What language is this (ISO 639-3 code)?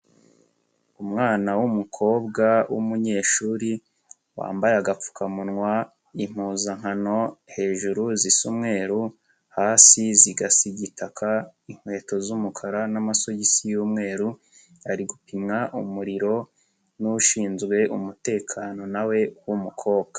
kin